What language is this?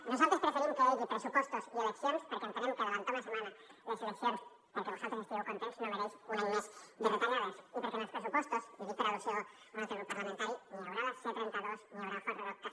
Catalan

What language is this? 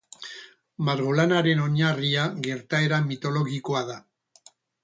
Basque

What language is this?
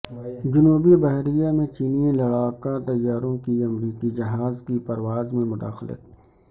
Urdu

